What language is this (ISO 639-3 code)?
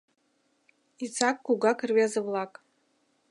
chm